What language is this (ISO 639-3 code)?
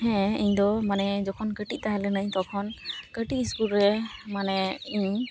sat